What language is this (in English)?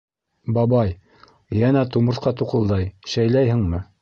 Bashkir